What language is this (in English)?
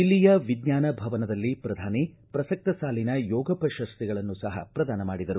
Kannada